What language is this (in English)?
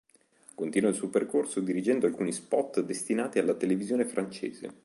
Italian